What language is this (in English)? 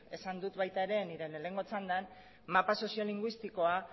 Basque